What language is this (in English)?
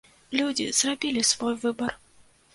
Belarusian